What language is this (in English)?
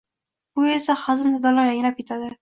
Uzbek